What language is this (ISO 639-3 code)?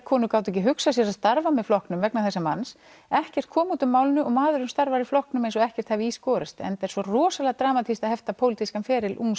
isl